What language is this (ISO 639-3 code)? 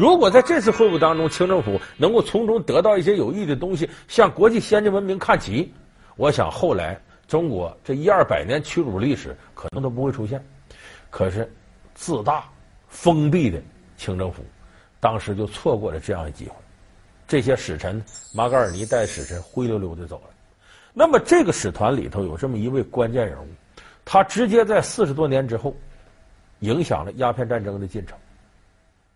zho